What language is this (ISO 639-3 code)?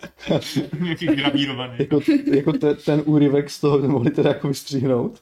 ces